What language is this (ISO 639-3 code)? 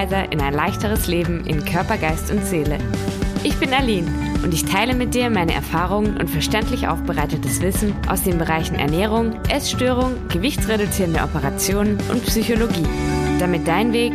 deu